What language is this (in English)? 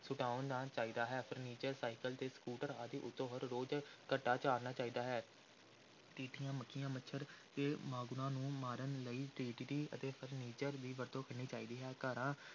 Punjabi